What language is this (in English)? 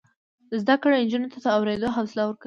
Pashto